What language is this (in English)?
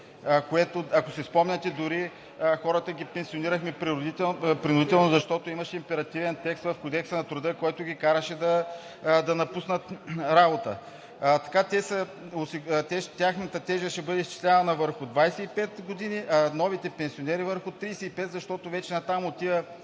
Bulgarian